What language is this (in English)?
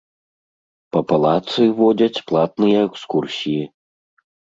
Belarusian